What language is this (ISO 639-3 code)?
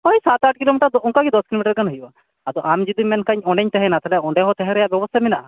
sat